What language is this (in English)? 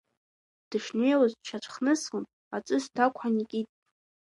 Abkhazian